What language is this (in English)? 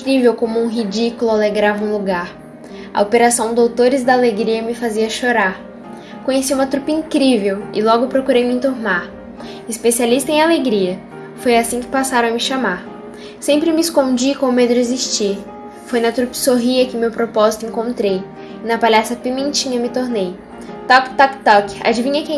Portuguese